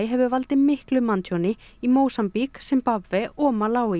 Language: Icelandic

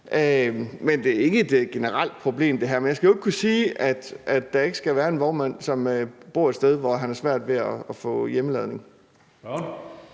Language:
Danish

